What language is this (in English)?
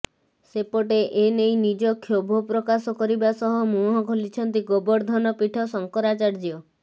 Odia